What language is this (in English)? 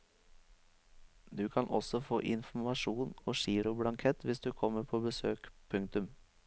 Norwegian